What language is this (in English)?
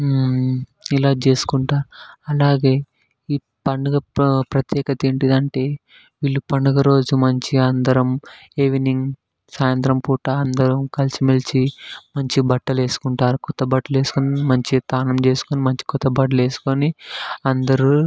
Telugu